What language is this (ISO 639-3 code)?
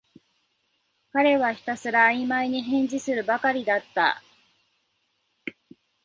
jpn